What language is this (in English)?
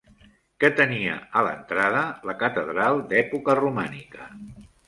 Catalan